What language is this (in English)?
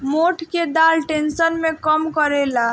Bhojpuri